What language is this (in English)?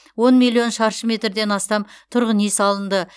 Kazakh